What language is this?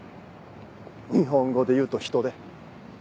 Japanese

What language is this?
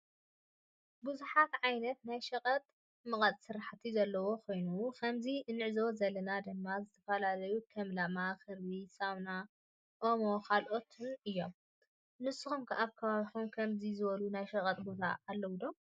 Tigrinya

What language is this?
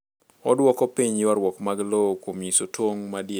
Luo (Kenya and Tanzania)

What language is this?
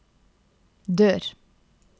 Norwegian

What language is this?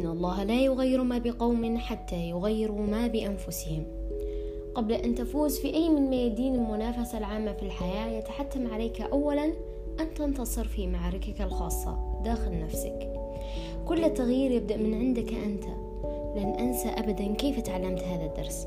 Arabic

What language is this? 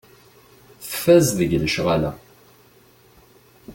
Kabyle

